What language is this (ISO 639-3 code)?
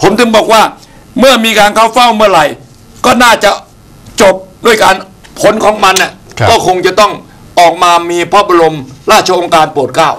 tha